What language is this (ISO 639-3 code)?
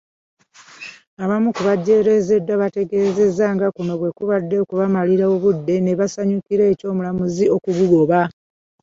lug